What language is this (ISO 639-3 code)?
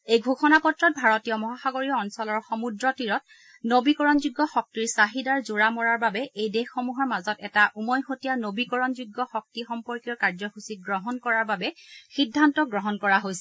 asm